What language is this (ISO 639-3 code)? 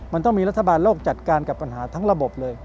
tha